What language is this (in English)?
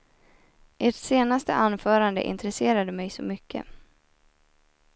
Swedish